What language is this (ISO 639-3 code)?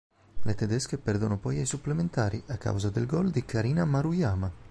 ita